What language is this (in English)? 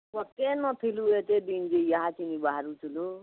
Odia